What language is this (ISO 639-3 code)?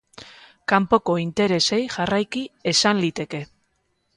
eus